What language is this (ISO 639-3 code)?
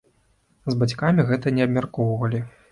bel